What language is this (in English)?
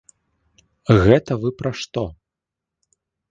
Belarusian